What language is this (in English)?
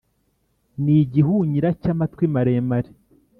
Kinyarwanda